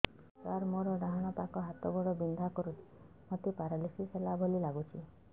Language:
Odia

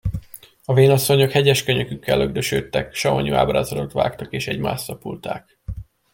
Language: Hungarian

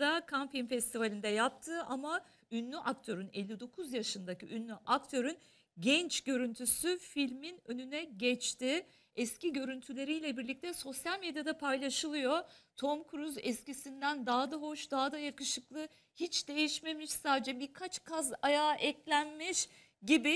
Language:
Turkish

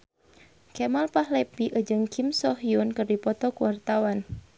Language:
Sundanese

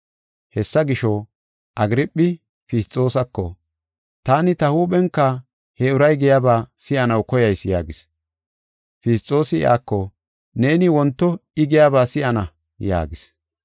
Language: Gofa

